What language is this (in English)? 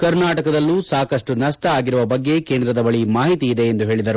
Kannada